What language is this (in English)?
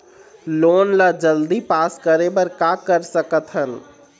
Chhattisgarhi